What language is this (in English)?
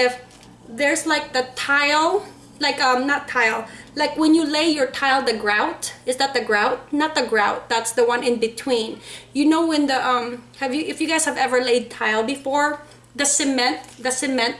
English